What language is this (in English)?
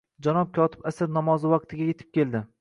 Uzbek